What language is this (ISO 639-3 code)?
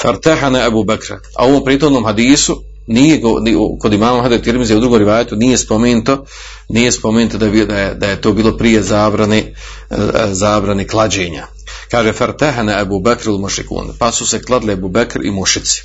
hrv